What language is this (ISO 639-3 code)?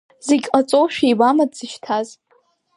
abk